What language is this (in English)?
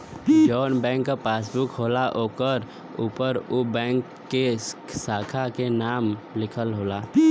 Bhojpuri